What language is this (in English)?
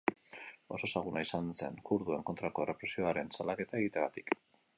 Basque